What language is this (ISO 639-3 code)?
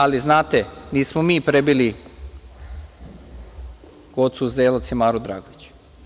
srp